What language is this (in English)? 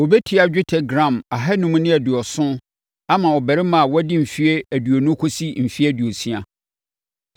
Akan